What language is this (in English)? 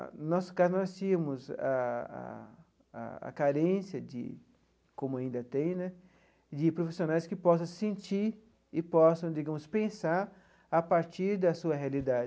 Portuguese